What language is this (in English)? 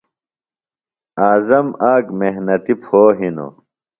Phalura